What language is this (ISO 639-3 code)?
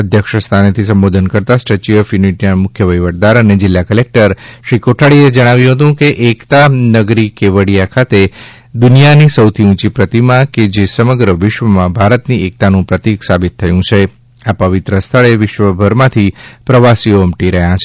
guj